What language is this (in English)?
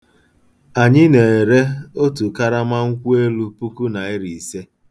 Igbo